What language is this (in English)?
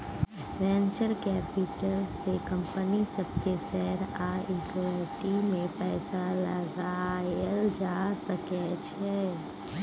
Maithili